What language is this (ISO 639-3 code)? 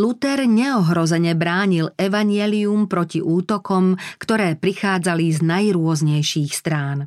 slk